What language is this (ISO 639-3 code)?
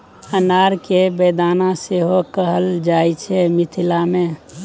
mai